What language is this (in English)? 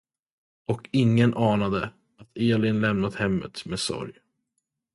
Swedish